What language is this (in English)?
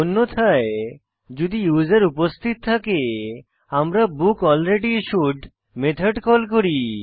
Bangla